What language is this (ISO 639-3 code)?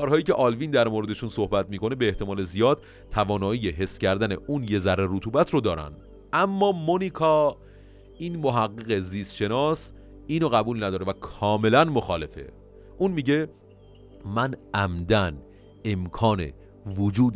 fas